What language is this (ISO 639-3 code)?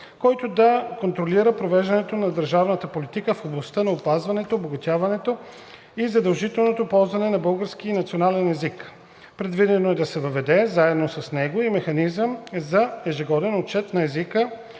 bul